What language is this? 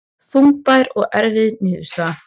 Icelandic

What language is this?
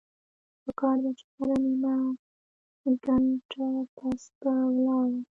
Pashto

